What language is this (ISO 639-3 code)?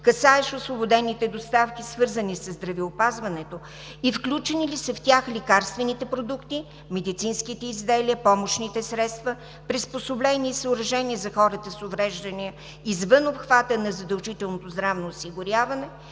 bul